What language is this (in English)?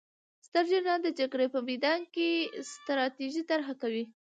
Pashto